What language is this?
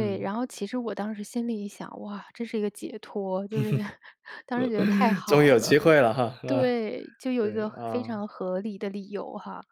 Chinese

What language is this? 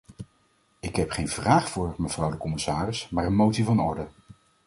Dutch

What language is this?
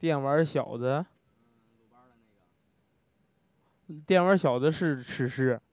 Chinese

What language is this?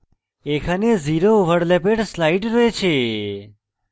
Bangla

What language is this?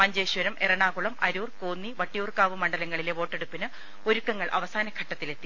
Malayalam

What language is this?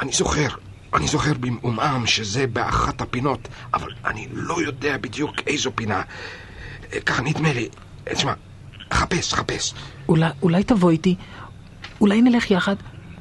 Hebrew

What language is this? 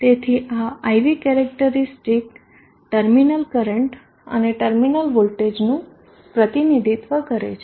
Gujarati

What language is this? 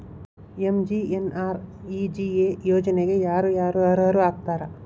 Kannada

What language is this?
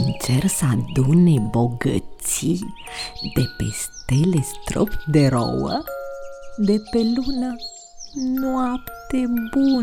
Romanian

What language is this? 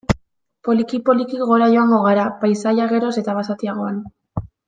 Basque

